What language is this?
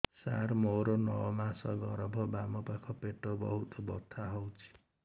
Odia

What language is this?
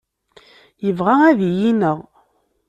Kabyle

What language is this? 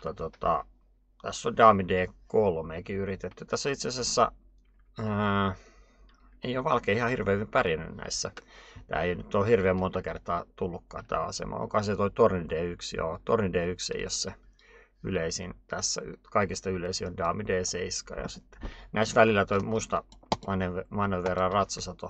Finnish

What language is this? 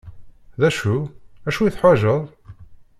Kabyle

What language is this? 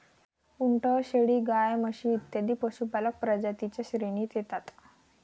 Marathi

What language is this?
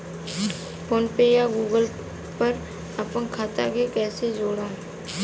Bhojpuri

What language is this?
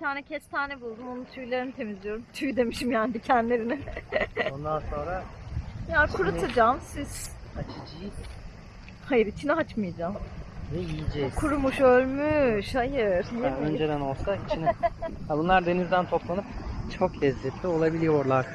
Turkish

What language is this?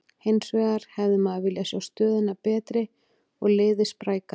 Icelandic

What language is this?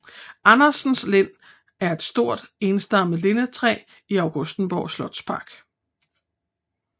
Danish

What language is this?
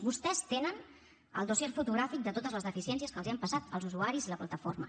Catalan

